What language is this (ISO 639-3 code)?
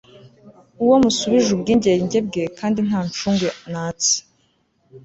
kin